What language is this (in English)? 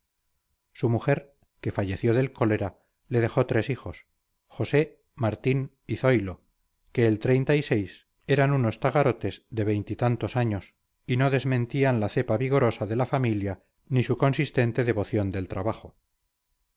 Spanish